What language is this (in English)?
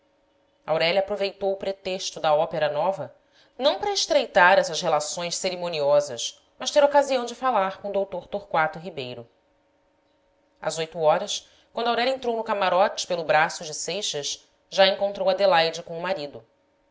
Portuguese